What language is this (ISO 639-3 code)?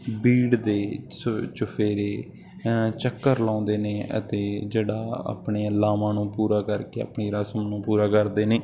pan